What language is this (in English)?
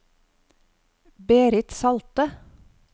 Norwegian